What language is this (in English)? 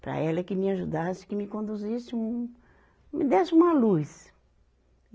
Portuguese